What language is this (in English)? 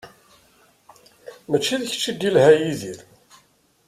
Kabyle